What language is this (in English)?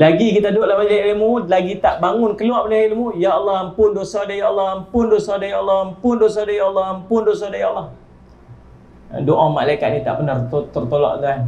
Malay